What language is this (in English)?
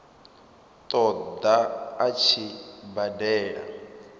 Venda